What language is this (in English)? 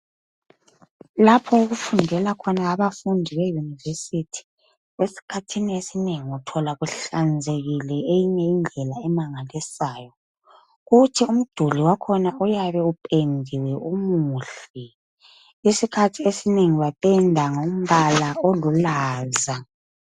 North Ndebele